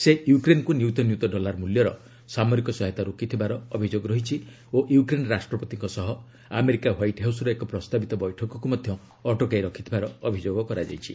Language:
Odia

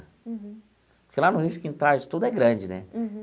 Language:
Portuguese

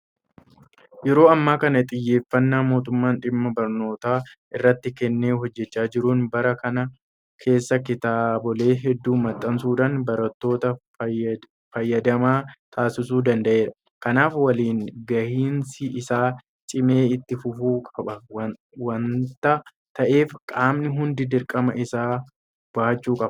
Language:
Oromo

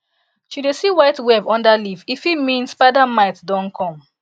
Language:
Nigerian Pidgin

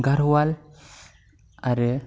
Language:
Bodo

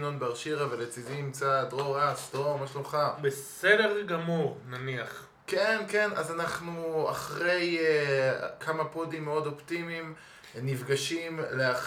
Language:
Hebrew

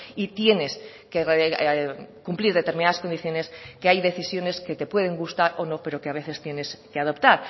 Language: Spanish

